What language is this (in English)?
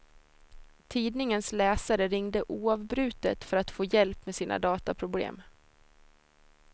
Swedish